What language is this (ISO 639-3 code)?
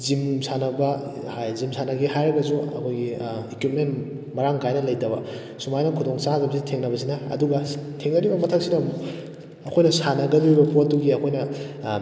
mni